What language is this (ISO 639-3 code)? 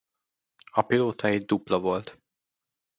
hun